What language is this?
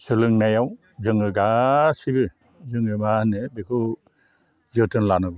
Bodo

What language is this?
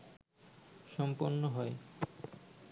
Bangla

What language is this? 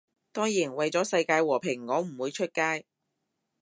Cantonese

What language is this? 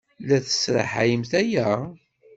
Kabyle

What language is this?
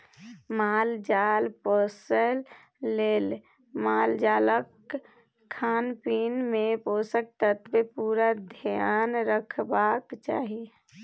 Maithili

